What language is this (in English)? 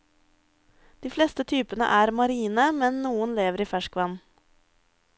Norwegian